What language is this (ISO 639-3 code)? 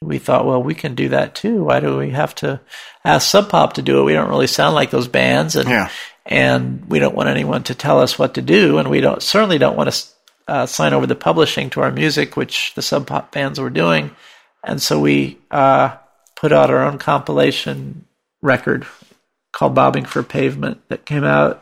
eng